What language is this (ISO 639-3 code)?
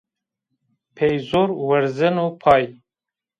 zza